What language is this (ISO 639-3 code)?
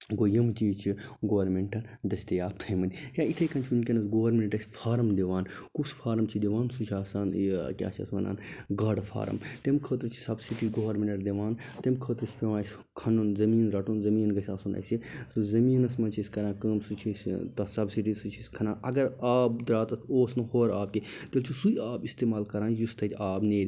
kas